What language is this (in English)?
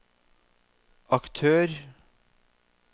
Norwegian